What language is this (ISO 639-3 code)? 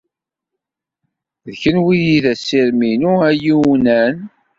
kab